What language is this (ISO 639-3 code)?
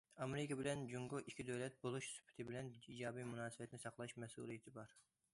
uig